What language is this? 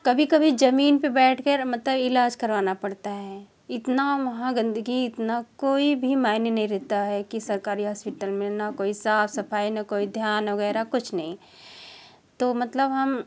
Hindi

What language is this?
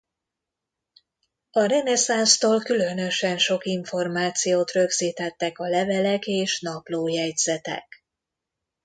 Hungarian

